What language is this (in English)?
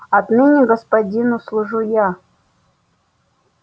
Russian